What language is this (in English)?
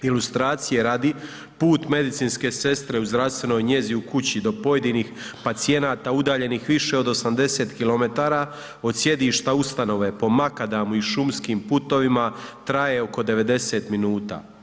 Croatian